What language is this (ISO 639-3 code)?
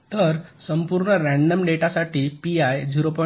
mar